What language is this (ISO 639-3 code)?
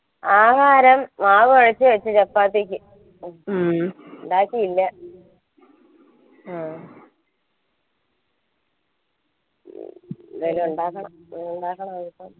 mal